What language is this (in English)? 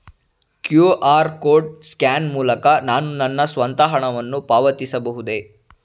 Kannada